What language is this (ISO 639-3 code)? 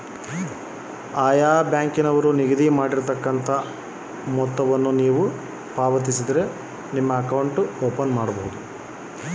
kan